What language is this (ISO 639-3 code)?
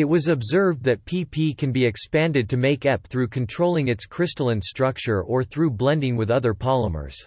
eng